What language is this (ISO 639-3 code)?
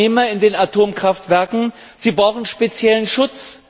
deu